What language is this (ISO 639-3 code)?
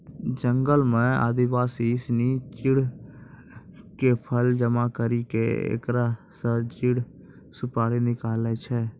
mai